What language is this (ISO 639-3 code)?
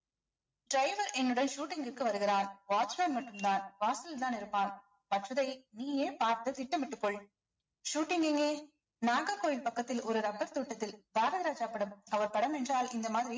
tam